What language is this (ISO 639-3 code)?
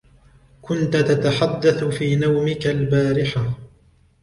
ara